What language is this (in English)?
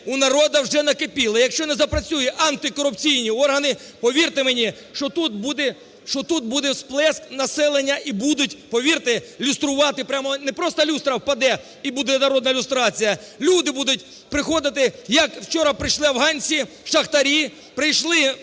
Ukrainian